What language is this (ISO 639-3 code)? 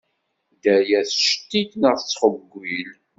kab